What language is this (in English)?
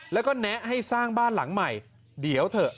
Thai